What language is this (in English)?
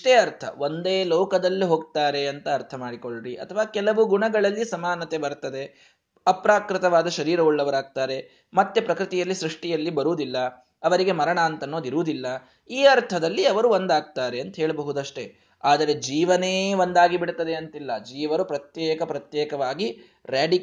Kannada